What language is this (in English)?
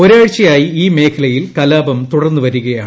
Malayalam